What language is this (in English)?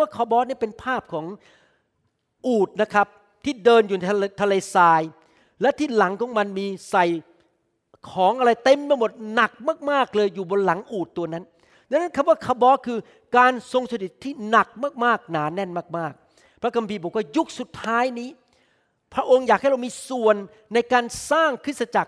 Thai